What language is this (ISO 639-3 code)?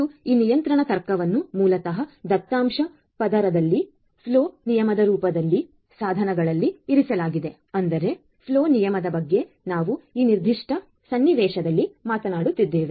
kan